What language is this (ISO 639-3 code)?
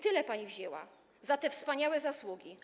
pol